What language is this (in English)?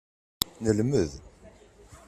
Kabyle